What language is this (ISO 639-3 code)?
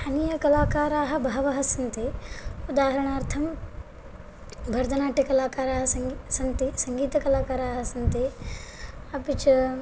san